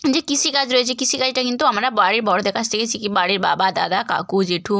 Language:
Bangla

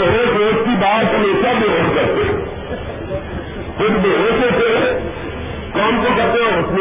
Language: Urdu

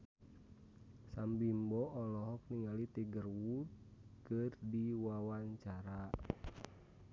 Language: Sundanese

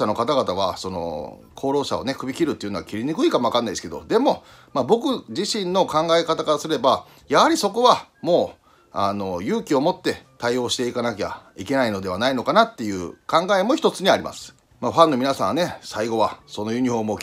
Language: Japanese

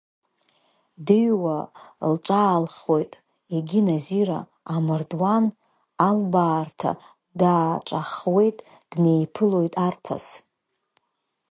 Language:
Abkhazian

